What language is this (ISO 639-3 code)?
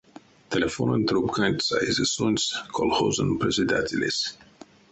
myv